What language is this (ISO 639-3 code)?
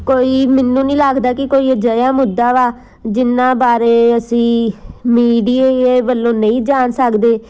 pan